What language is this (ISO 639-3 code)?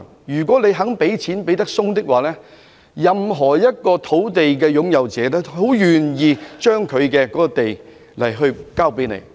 yue